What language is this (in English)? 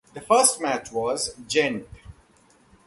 English